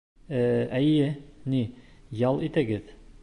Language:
Bashkir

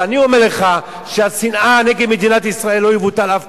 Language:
Hebrew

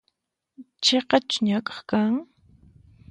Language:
Puno Quechua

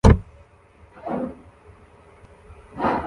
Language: Kinyarwanda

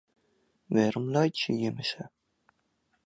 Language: Western Frisian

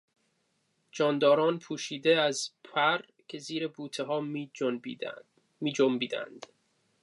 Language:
Persian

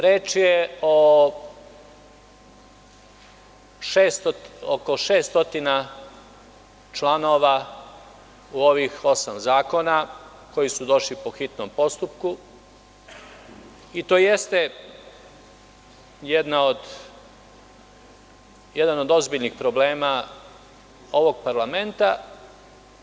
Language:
Serbian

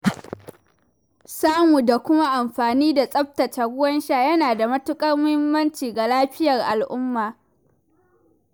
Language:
Hausa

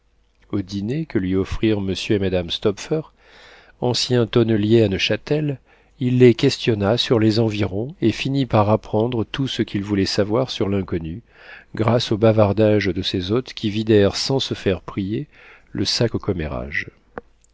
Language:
French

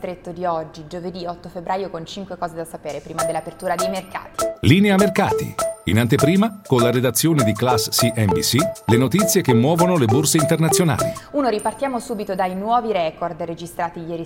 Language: Italian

